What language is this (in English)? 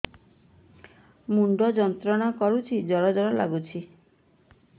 Odia